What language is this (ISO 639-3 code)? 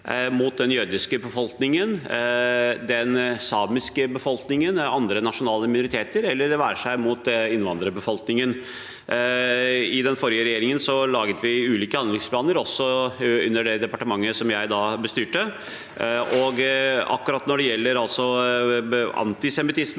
nor